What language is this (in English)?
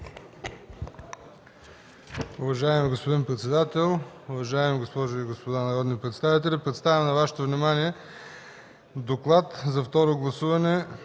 Bulgarian